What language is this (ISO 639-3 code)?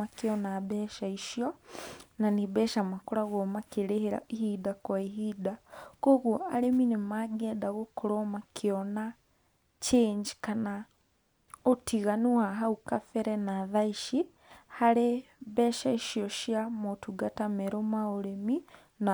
kik